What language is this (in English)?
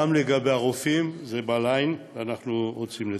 Hebrew